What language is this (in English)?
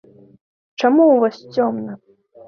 Belarusian